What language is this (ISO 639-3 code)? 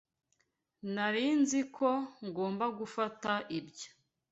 kin